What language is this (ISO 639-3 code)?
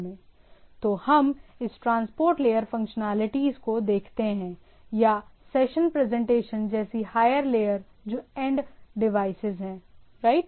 hin